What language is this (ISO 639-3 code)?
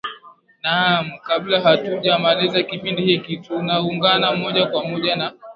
swa